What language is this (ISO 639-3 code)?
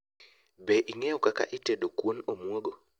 luo